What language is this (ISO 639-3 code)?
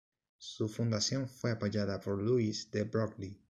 spa